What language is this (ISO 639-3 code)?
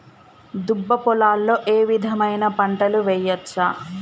tel